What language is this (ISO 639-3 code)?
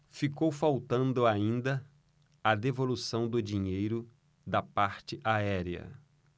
por